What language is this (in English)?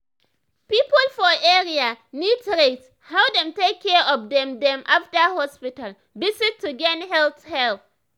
Nigerian Pidgin